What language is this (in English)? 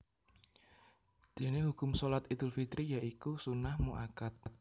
Javanese